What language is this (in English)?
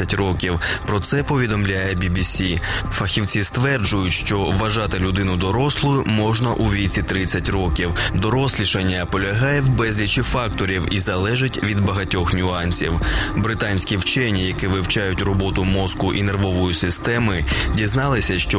Ukrainian